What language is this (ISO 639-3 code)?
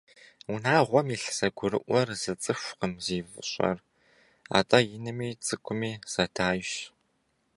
kbd